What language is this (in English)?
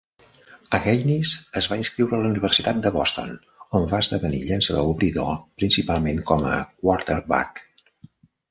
Catalan